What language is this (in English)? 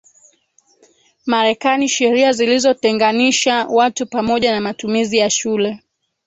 Swahili